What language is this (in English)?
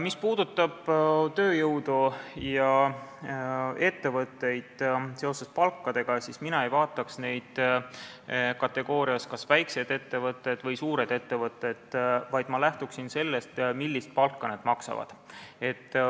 Estonian